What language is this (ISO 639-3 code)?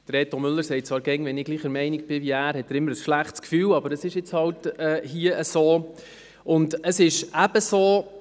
gsw